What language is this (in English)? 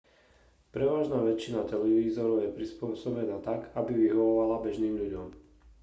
Slovak